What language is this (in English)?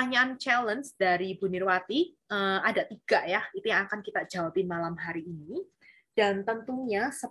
Indonesian